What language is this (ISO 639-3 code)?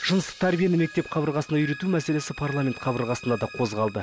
kaz